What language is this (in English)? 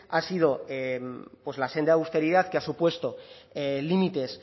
Spanish